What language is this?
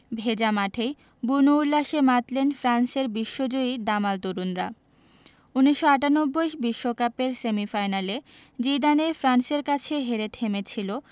Bangla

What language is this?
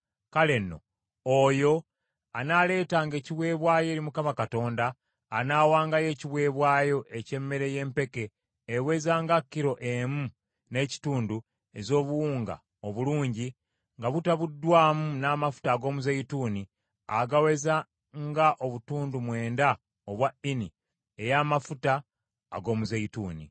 Ganda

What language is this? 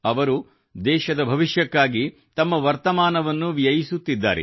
Kannada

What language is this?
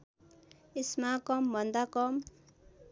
Nepali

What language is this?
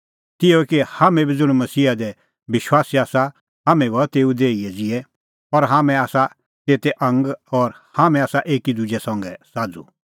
Kullu Pahari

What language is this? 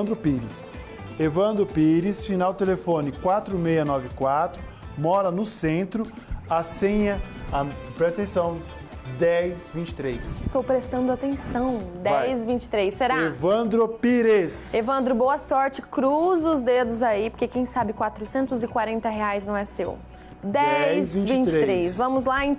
Portuguese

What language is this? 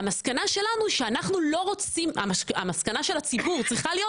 Hebrew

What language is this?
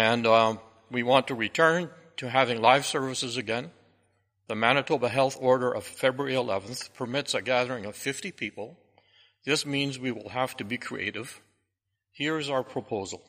English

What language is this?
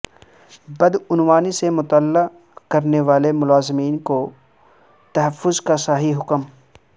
Urdu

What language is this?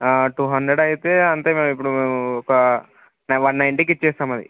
Telugu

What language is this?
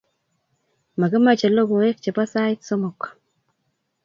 Kalenjin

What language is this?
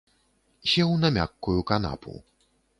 Belarusian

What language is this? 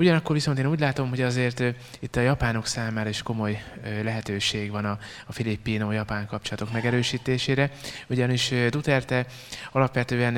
Hungarian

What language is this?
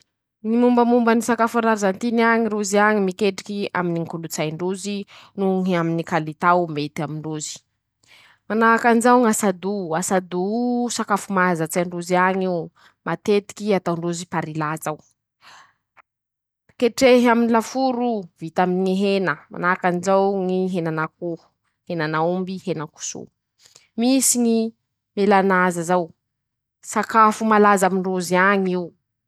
Masikoro Malagasy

